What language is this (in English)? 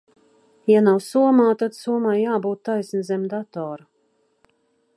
Latvian